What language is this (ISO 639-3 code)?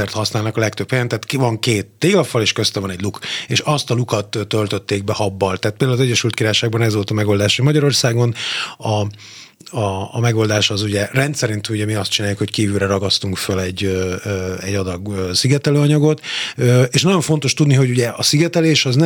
hun